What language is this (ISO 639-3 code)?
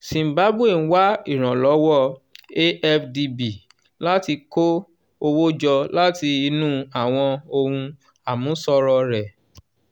yor